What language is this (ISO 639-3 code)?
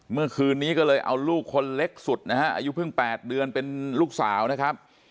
tha